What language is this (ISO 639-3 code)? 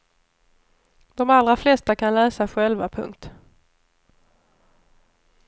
swe